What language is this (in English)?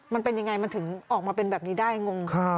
Thai